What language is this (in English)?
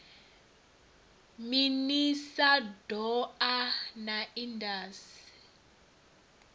Venda